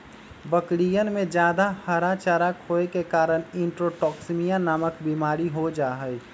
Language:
Magahi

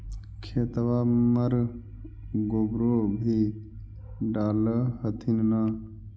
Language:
Magahi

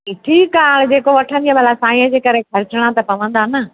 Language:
Sindhi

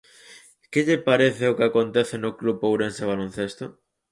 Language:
Galician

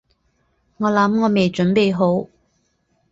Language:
Cantonese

